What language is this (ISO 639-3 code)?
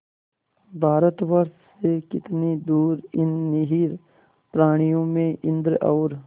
hin